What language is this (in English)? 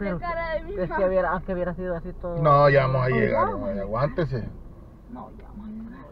Spanish